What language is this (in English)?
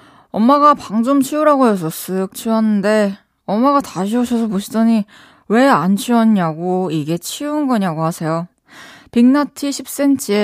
Korean